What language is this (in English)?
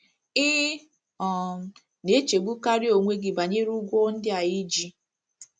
Igbo